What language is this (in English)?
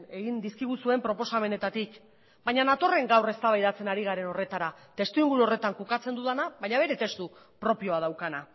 Basque